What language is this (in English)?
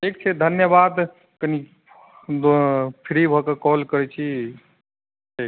Maithili